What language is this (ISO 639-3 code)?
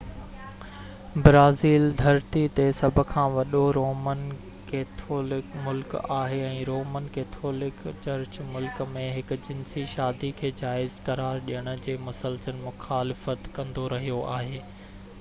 snd